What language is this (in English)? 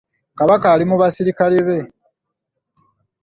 Ganda